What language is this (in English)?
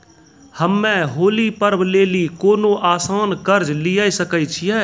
Maithili